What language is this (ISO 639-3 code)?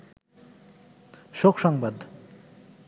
ben